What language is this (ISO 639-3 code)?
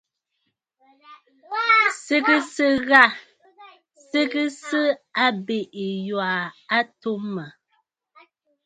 bfd